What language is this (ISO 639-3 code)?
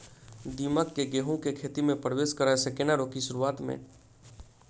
mai